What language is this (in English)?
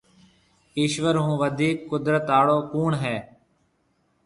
Marwari (Pakistan)